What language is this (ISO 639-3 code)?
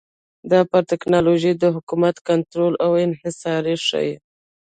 pus